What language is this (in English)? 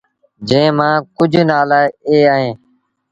Sindhi Bhil